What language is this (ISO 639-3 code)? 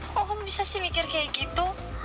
ind